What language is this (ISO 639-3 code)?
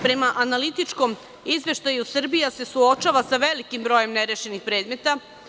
srp